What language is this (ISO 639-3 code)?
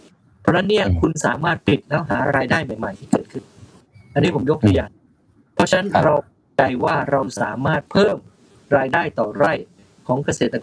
tha